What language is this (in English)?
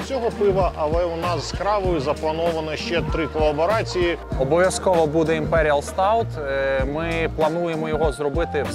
Ukrainian